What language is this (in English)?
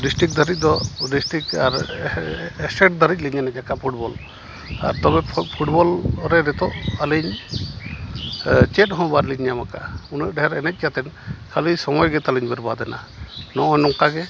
Santali